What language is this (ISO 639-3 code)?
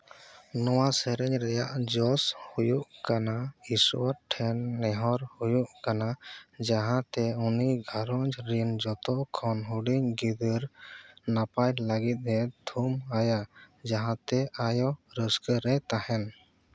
sat